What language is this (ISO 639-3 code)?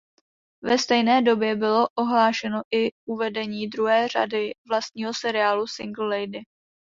ces